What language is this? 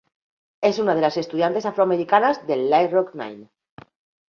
Spanish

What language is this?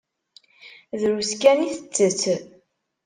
Kabyle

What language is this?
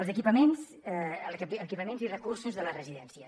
Catalan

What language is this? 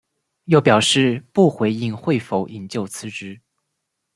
Chinese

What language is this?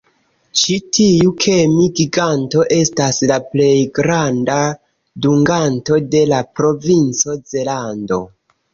Esperanto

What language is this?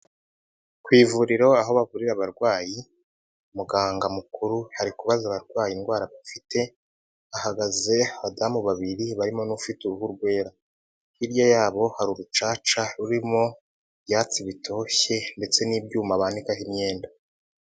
Kinyarwanda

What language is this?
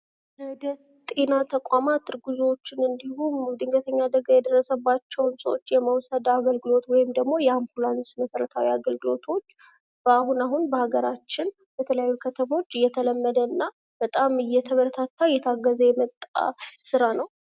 Amharic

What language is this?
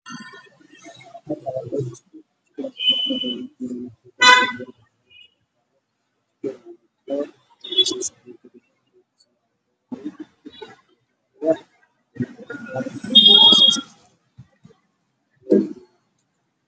Somali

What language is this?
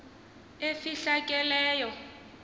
Xhosa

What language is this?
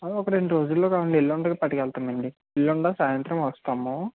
Telugu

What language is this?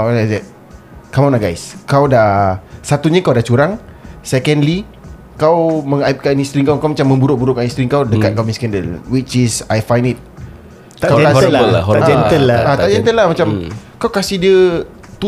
Malay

